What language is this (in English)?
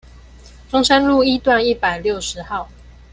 Chinese